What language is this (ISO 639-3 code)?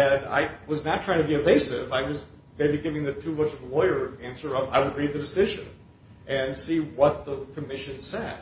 eng